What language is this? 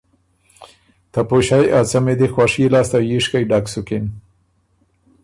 Ormuri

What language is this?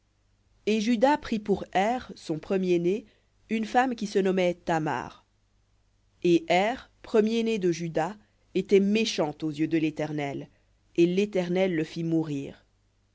French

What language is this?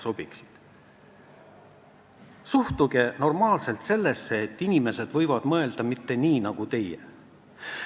Estonian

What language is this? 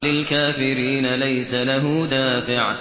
Arabic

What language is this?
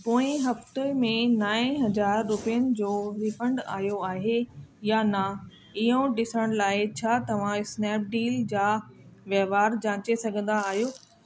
Sindhi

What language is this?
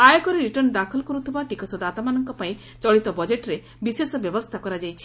Odia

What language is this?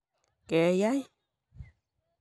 Kalenjin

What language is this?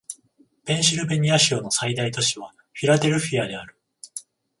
Japanese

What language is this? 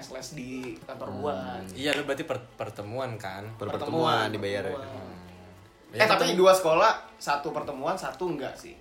Indonesian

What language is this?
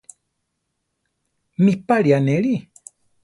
Central Tarahumara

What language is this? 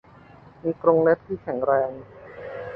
Thai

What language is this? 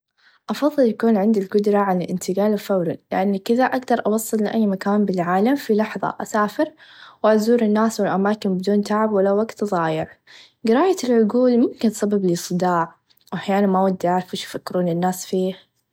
Najdi Arabic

